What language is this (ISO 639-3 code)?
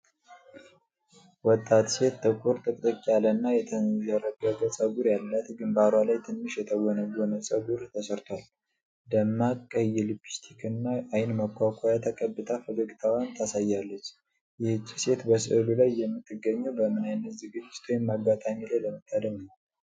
amh